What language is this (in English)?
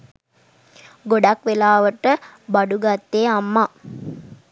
Sinhala